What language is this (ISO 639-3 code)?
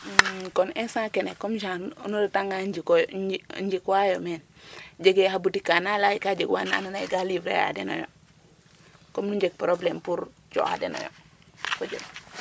srr